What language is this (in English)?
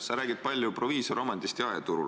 Estonian